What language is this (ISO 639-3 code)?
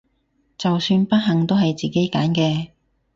yue